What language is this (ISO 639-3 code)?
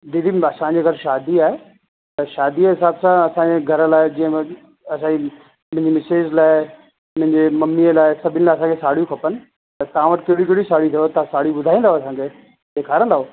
snd